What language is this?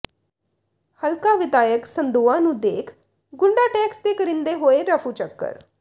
Punjabi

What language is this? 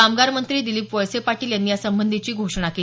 Marathi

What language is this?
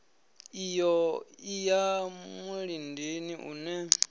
Venda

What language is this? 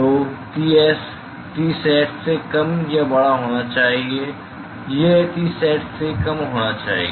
Hindi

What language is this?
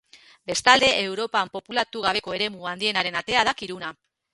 Basque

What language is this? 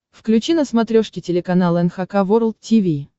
Russian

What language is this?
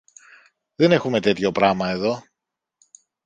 Greek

